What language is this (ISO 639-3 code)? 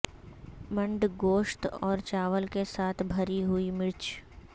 urd